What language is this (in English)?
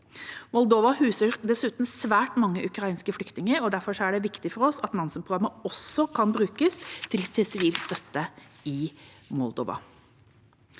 Norwegian